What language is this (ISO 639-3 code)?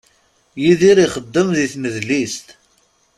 kab